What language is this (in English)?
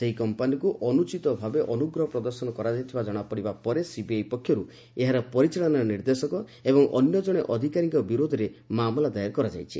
Odia